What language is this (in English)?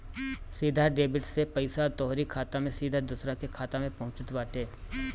Bhojpuri